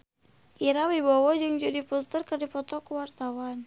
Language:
Sundanese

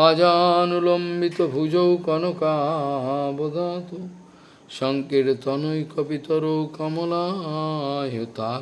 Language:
Portuguese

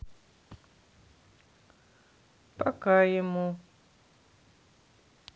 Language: Russian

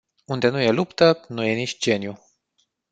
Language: Romanian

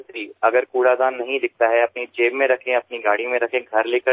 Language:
Gujarati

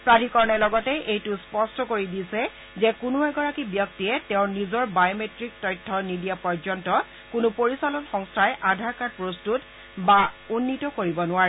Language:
Assamese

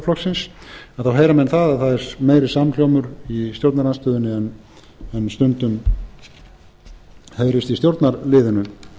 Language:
Icelandic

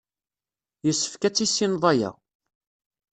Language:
Kabyle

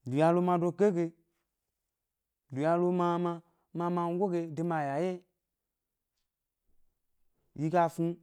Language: Gbari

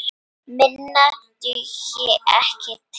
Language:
Icelandic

